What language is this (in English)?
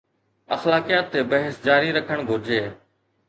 Sindhi